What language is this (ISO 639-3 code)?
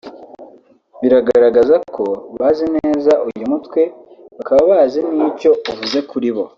kin